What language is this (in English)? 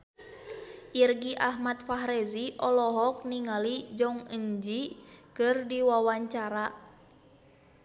Sundanese